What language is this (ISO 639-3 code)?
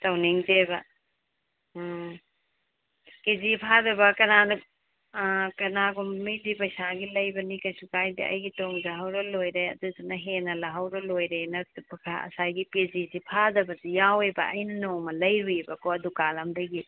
mni